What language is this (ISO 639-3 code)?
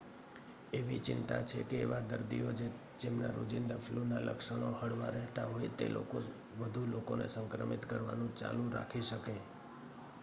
guj